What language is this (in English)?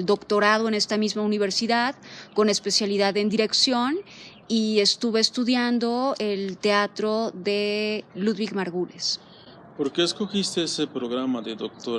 Spanish